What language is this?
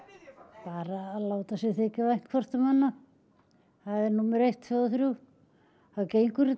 Icelandic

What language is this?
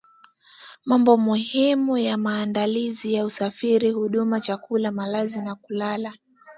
Swahili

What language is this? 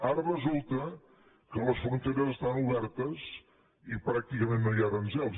Catalan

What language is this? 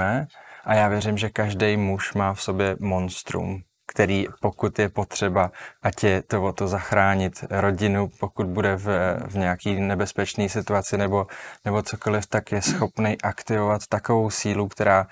Czech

